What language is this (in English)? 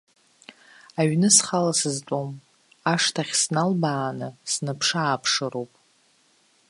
Abkhazian